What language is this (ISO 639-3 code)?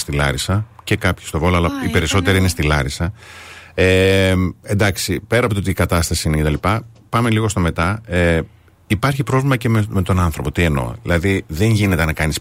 ell